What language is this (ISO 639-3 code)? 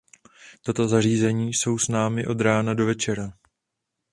ces